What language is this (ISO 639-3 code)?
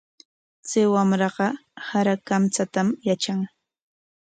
qwa